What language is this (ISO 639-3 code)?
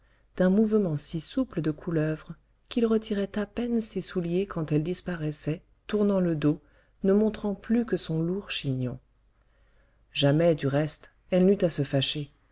fra